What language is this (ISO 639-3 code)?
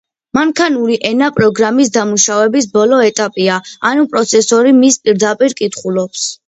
kat